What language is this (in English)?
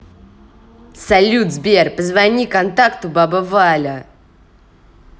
Russian